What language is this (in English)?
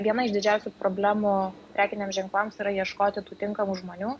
Lithuanian